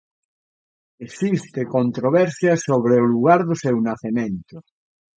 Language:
Galician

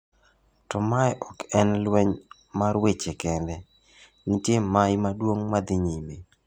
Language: Luo (Kenya and Tanzania)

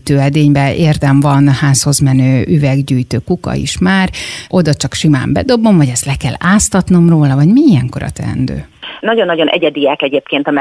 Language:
Hungarian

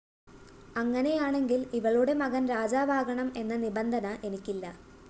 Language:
Malayalam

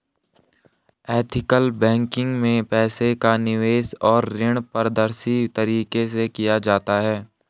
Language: Hindi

